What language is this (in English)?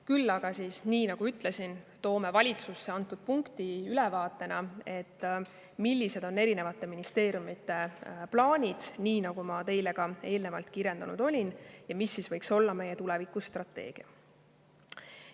Estonian